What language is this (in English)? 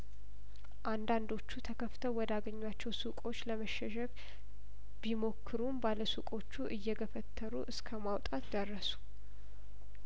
Amharic